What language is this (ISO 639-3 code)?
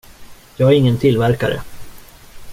swe